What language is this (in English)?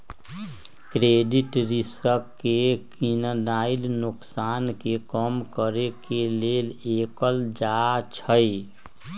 Magahi